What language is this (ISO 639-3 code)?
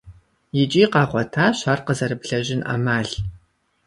kbd